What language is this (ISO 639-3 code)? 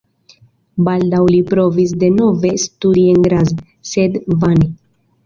epo